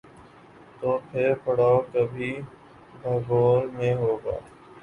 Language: Urdu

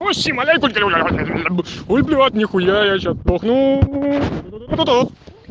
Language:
Russian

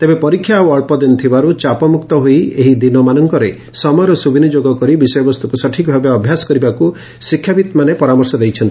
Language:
Odia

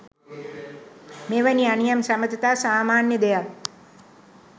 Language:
Sinhala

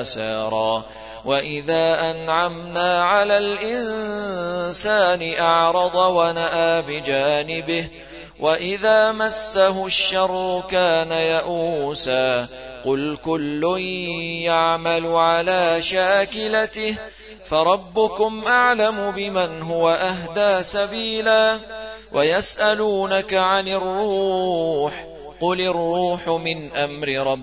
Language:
Arabic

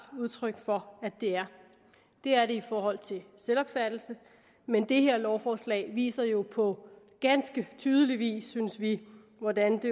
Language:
Danish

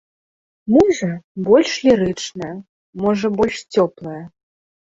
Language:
Belarusian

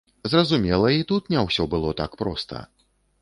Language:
Belarusian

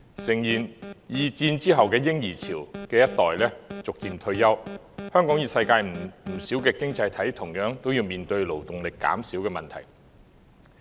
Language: Cantonese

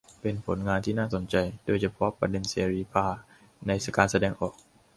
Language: Thai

